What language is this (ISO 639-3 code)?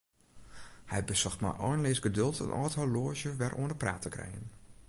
fry